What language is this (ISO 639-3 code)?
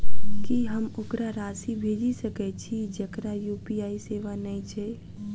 mai